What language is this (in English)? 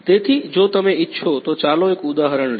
Gujarati